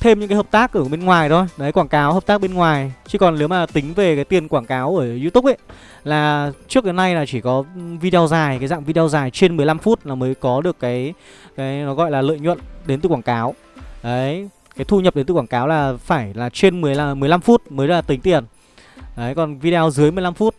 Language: Vietnamese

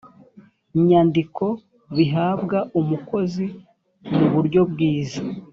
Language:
Kinyarwanda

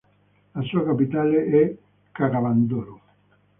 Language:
Italian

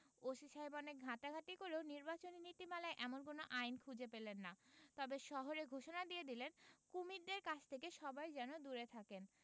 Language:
Bangla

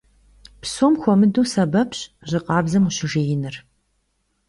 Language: Kabardian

